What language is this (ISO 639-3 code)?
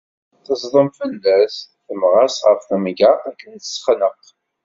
kab